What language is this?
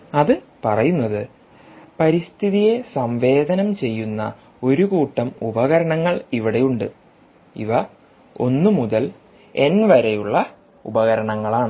Malayalam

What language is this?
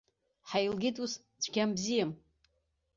Abkhazian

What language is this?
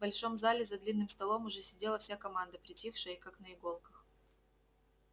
Russian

